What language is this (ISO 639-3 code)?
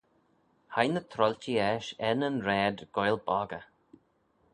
glv